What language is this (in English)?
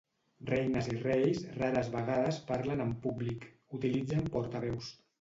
Catalan